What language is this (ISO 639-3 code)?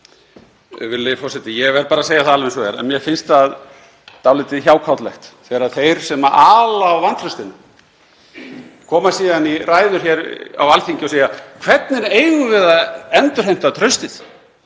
isl